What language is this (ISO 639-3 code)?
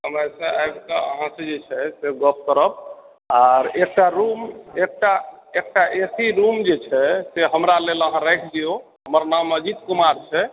mai